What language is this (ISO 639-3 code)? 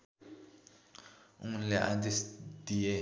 nep